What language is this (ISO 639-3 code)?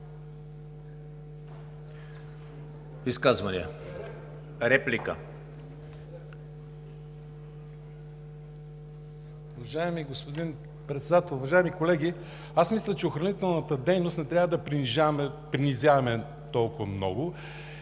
bul